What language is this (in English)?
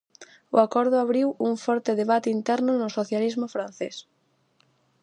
Galician